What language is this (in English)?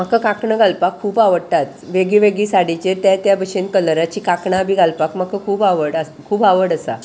Konkani